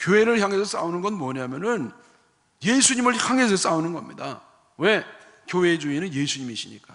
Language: Korean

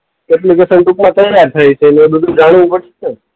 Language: Gujarati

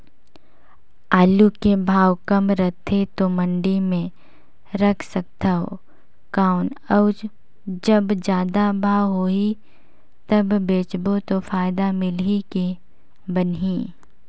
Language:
Chhattisgarhi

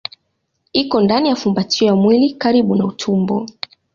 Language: Swahili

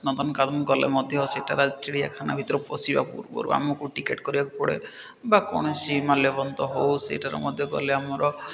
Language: Odia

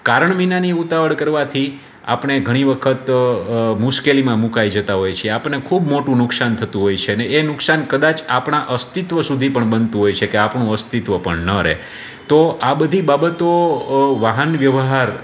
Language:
Gujarati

